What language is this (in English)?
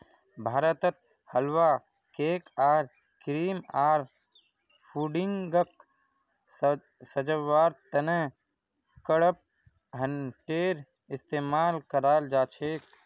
Magahi